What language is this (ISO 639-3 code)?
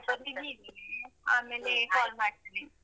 kan